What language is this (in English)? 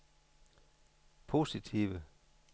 Danish